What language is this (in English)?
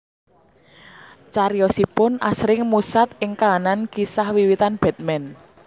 Javanese